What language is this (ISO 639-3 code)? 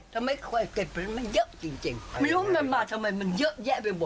tha